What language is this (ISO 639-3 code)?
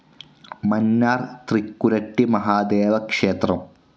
mal